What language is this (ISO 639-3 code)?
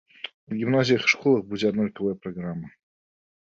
bel